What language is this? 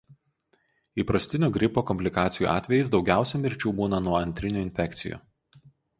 Lithuanian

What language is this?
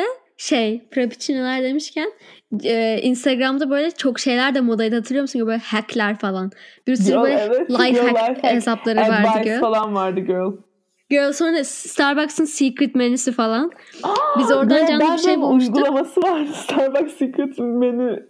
Turkish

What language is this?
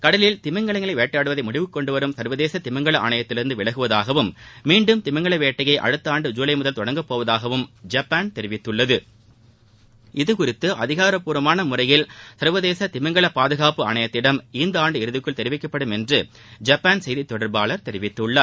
Tamil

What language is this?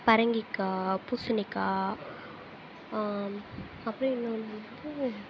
Tamil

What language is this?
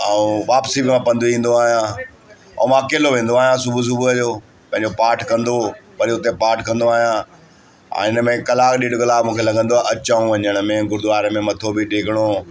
Sindhi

